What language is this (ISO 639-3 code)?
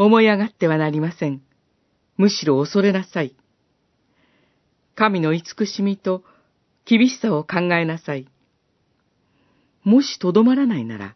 jpn